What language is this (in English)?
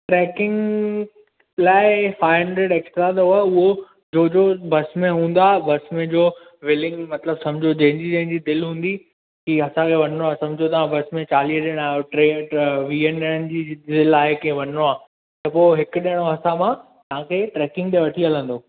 Sindhi